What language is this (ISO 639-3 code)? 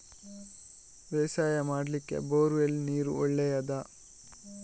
kan